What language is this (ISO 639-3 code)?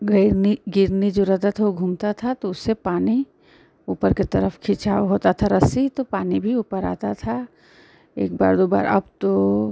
hin